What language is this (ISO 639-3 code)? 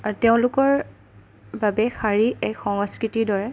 asm